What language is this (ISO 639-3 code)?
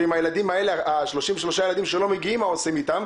heb